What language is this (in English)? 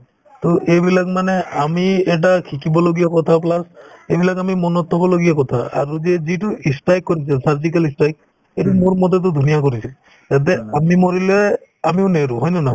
Assamese